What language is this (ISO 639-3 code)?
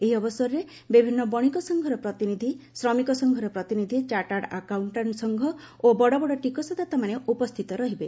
ori